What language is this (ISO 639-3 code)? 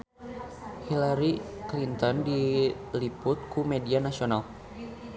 sun